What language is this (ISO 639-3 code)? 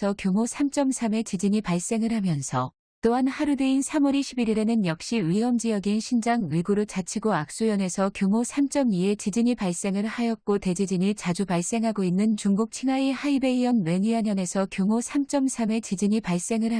kor